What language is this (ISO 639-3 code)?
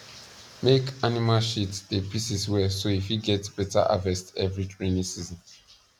pcm